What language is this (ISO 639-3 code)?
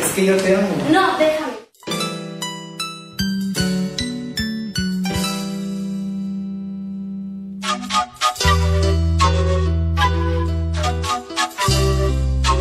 spa